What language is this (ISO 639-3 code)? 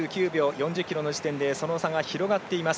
jpn